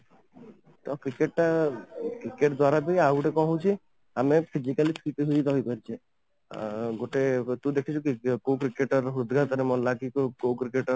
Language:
Odia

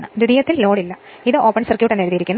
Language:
Malayalam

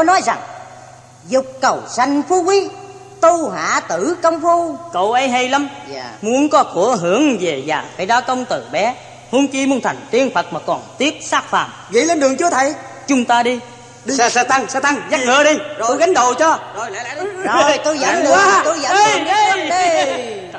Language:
Vietnamese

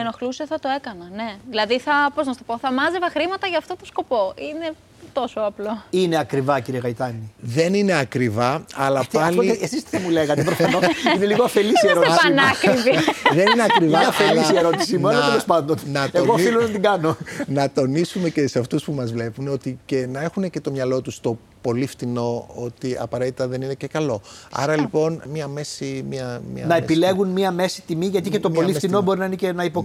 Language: Greek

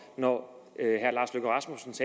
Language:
Danish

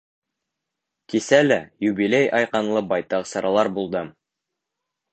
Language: Bashkir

